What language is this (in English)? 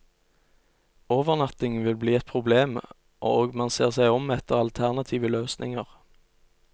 Norwegian